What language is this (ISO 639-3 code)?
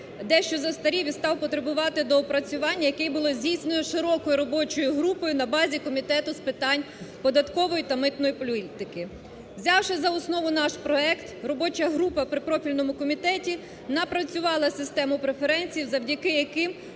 ukr